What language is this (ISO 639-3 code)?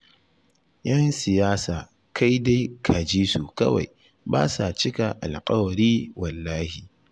hau